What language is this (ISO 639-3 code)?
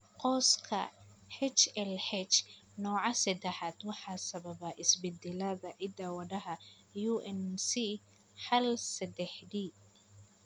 som